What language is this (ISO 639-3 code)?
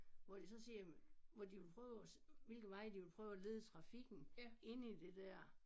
dan